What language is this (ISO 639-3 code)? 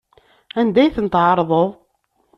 kab